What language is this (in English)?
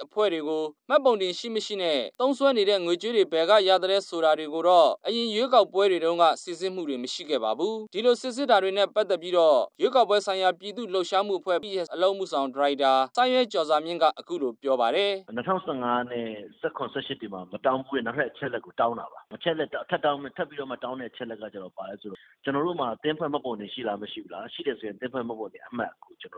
Korean